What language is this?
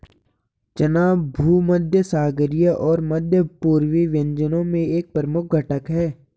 Hindi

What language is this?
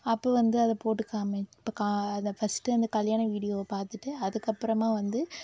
Tamil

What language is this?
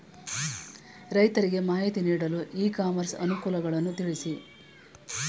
Kannada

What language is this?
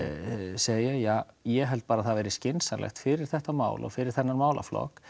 Icelandic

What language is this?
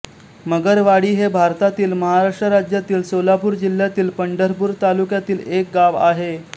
Marathi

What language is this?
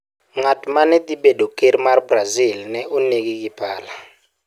Luo (Kenya and Tanzania)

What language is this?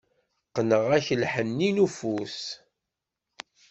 Kabyle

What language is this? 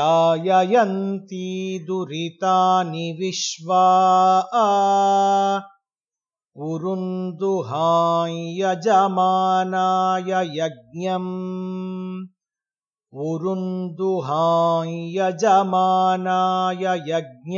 Hindi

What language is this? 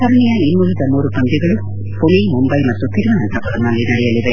Kannada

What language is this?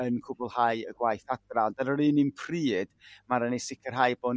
Welsh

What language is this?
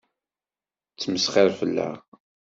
Kabyle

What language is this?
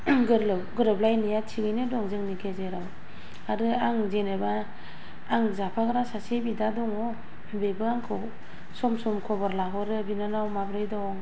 Bodo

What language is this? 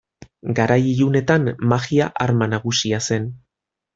Basque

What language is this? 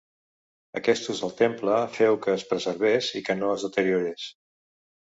Catalan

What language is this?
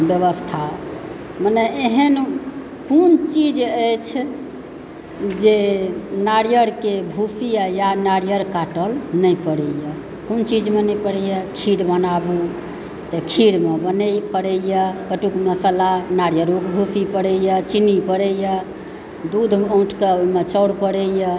Maithili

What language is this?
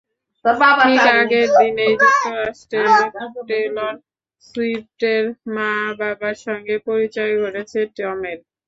Bangla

